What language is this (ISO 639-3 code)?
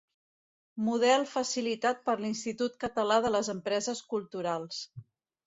cat